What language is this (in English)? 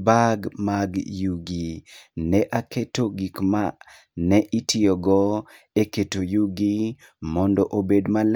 Luo (Kenya and Tanzania)